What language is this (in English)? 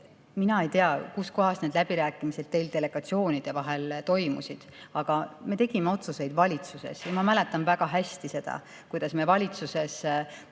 Estonian